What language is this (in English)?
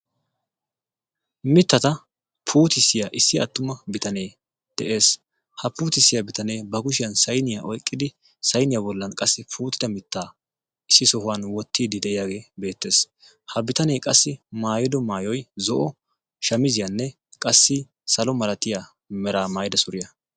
Wolaytta